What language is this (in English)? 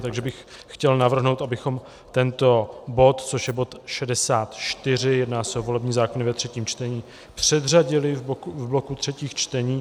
Czech